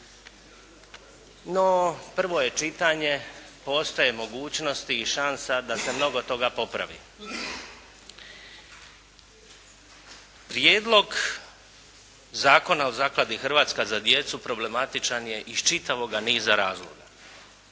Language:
Croatian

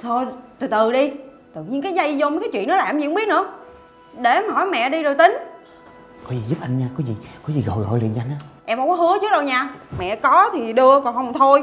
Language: Vietnamese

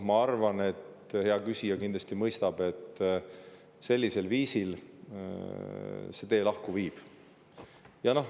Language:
Estonian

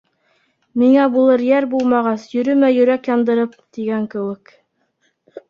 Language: Bashkir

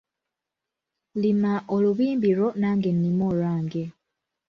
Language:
Ganda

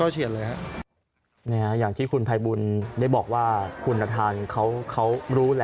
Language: Thai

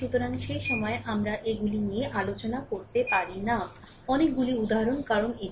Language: Bangla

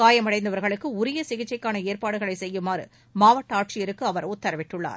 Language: Tamil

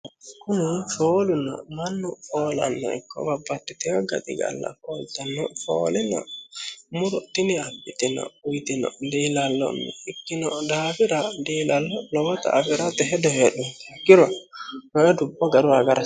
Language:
Sidamo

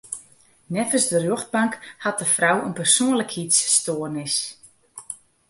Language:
Western Frisian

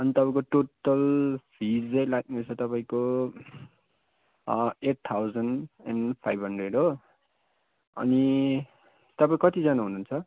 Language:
Nepali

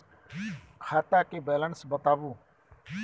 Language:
Maithili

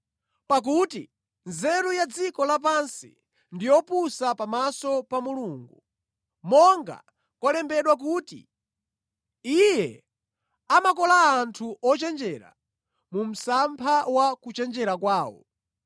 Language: Nyanja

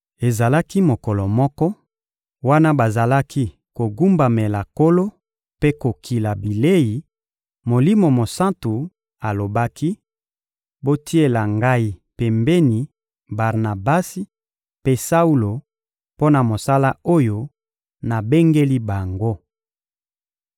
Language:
Lingala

